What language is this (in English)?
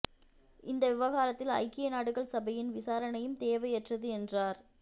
Tamil